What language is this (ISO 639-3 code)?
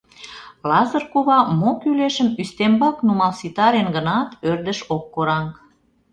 chm